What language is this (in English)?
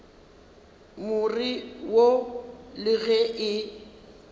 Northern Sotho